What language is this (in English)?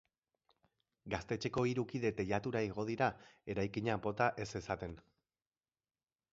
Basque